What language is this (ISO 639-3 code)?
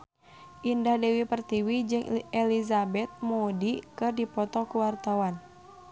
sun